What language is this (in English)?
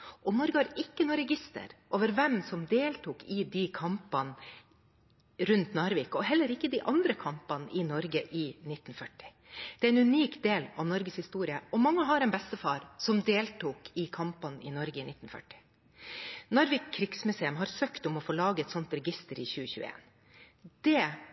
Norwegian Bokmål